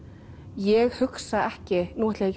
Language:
Icelandic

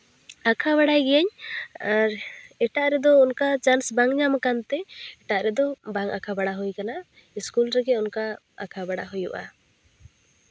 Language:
Santali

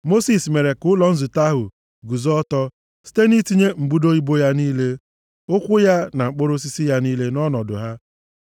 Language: Igbo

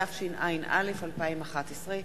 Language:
Hebrew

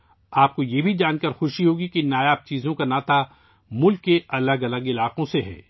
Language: Urdu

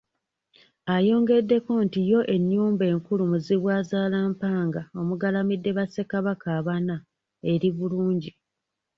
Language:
Ganda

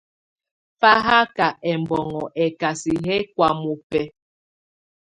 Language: Tunen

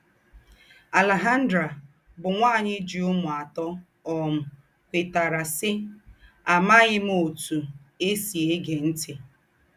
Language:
Igbo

